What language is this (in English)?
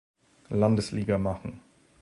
German